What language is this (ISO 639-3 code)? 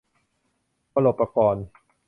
tha